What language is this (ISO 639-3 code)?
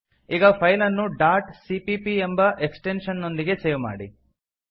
kan